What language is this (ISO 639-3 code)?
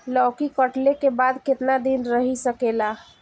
bho